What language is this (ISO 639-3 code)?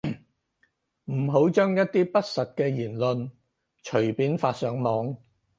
yue